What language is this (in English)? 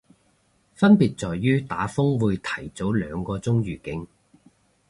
Cantonese